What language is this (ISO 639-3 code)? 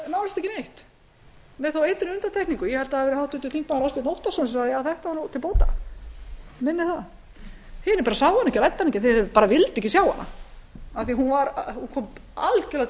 isl